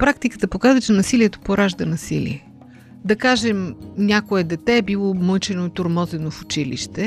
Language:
Bulgarian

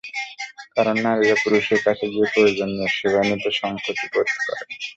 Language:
Bangla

